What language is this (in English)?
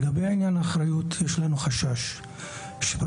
Hebrew